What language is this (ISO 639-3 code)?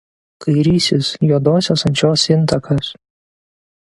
lit